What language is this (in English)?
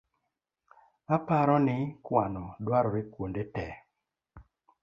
Luo (Kenya and Tanzania)